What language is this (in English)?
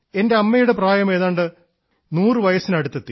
Malayalam